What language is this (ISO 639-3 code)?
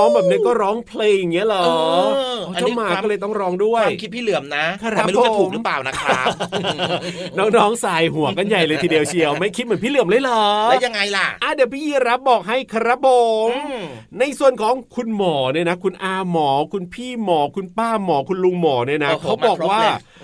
tha